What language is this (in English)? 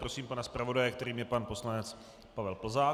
Czech